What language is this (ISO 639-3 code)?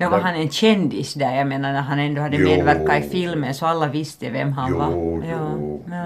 swe